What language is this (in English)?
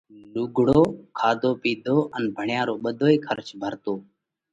Parkari Koli